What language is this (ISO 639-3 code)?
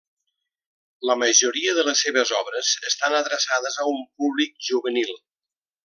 cat